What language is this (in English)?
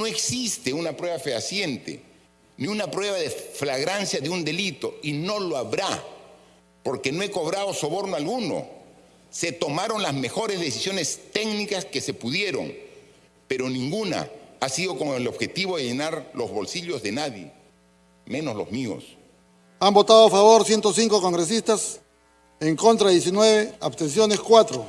Spanish